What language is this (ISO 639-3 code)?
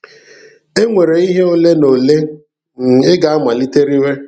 ibo